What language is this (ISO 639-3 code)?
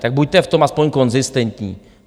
ces